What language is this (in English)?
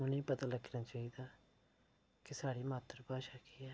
Dogri